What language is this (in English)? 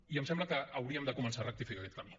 Catalan